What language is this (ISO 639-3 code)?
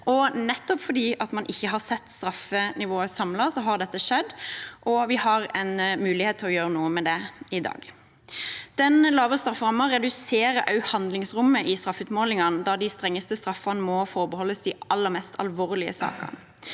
nor